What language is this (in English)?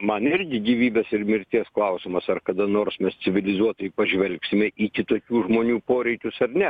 Lithuanian